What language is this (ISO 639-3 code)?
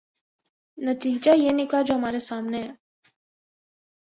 urd